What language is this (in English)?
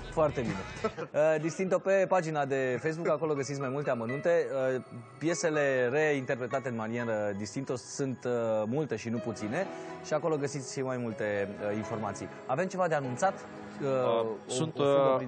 Romanian